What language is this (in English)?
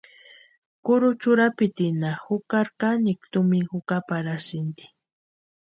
Western Highland Purepecha